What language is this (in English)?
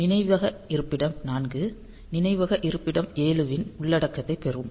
Tamil